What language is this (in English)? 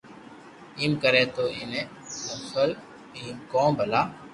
Loarki